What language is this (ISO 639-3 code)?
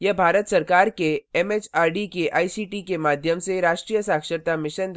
hin